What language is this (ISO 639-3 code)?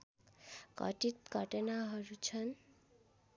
nep